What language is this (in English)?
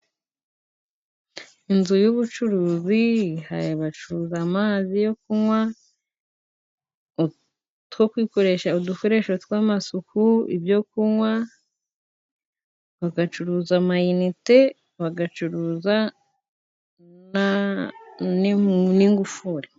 Kinyarwanda